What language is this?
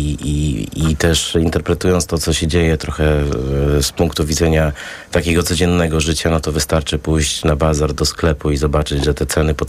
Polish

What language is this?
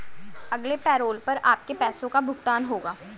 Hindi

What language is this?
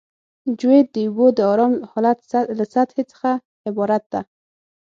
Pashto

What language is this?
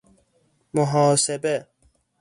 Persian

